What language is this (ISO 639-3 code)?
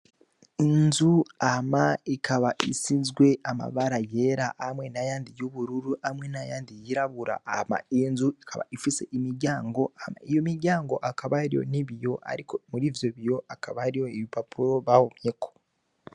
run